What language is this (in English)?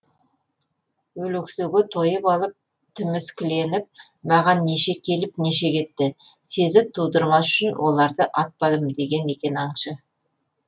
Kazakh